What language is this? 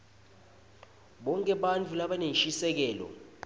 Swati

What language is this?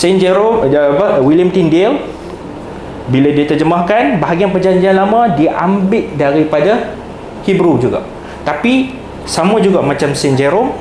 Malay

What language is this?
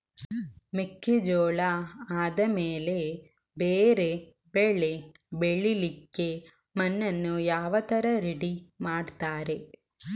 Kannada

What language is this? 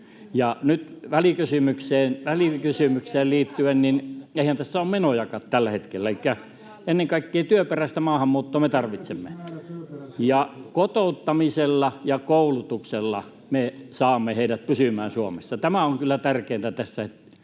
Finnish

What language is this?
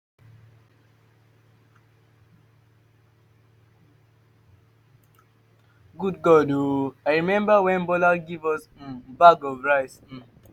Nigerian Pidgin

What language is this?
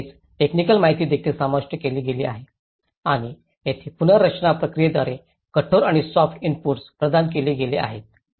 Marathi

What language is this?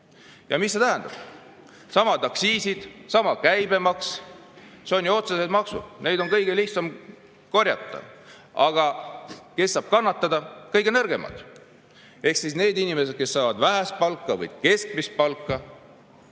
Estonian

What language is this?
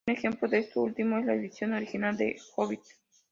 Spanish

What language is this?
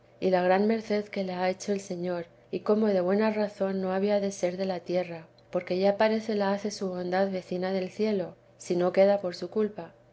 Spanish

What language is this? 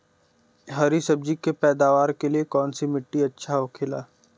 Bhojpuri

